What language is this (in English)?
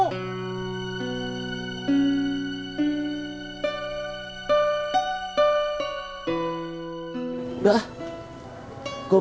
Indonesian